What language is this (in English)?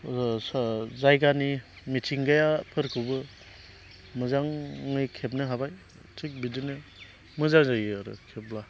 Bodo